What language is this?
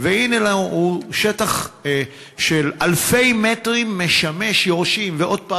Hebrew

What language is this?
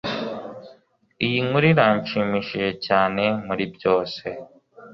Kinyarwanda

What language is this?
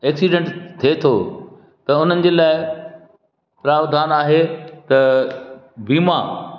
Sindhi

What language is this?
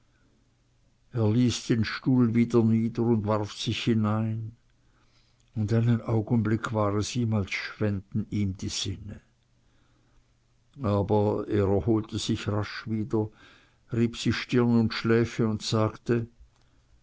German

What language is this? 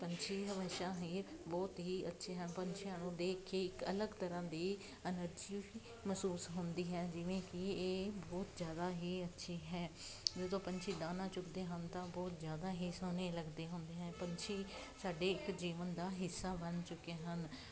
Punjabi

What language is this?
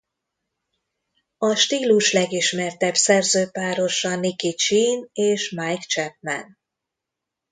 Hungarian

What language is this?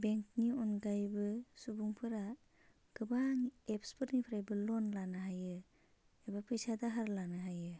Bodo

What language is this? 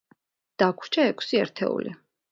Georgian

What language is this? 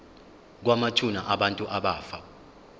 Zulu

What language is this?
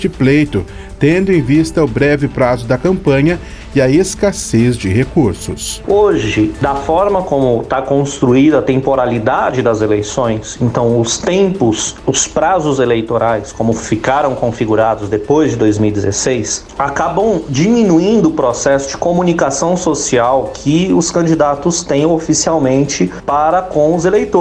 Portuguese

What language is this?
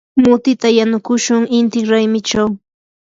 Yanahuanca Pasco Quechua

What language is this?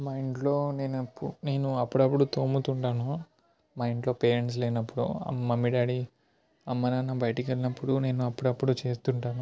Telugu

